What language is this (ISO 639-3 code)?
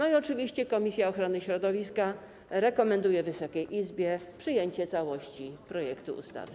pol